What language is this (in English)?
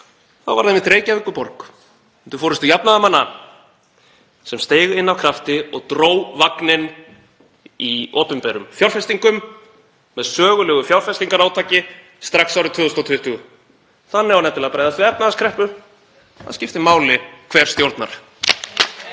Icelandic